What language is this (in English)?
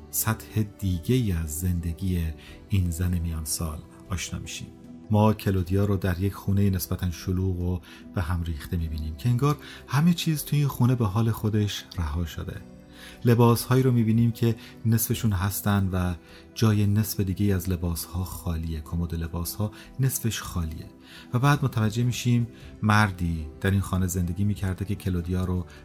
Persian